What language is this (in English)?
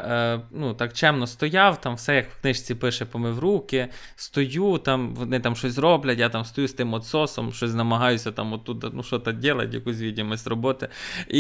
Ukrainian